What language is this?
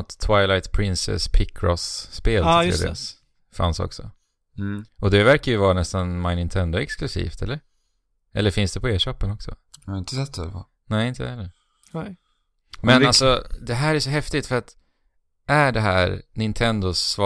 Swedish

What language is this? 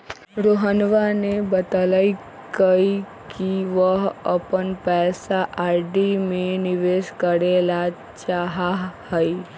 Magahi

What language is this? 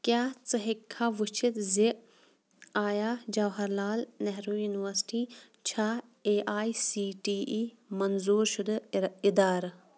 Kashmiri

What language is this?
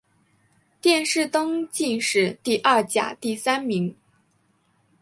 Chinese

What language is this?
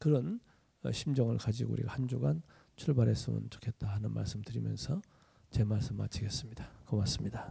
Korean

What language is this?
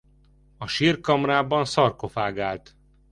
Hungarian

